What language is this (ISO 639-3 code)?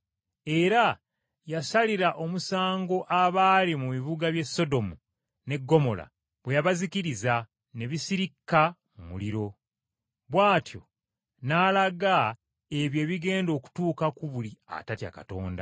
lug